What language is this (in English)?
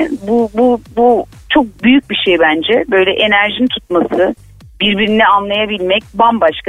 Turkish